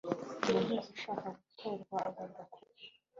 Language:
Kinyarwanda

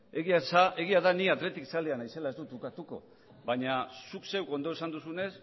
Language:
Basque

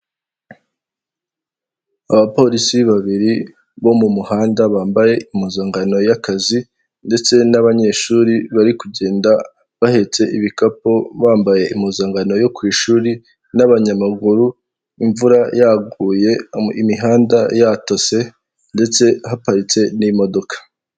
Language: Kinyarwanda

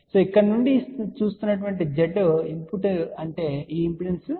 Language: Telugu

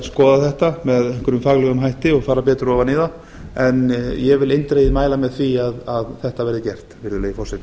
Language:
Icelandic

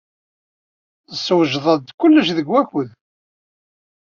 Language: Kabyle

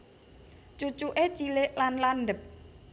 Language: Javanese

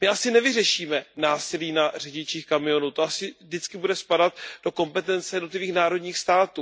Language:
Czech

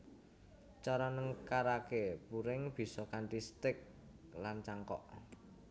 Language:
Javanese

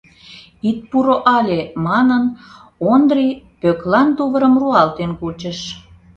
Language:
Mari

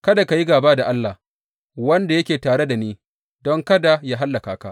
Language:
Hausa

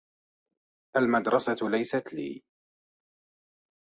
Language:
Arabic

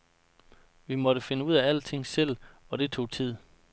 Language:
Danish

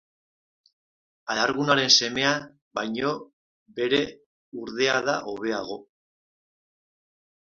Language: Basque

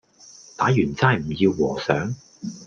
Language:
Cantonese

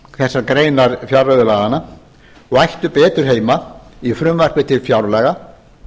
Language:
Icelandic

